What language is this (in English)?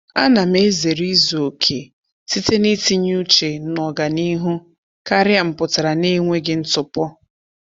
Igbo